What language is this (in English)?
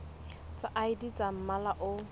Southern Sotho